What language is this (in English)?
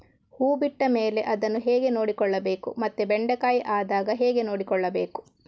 Kannada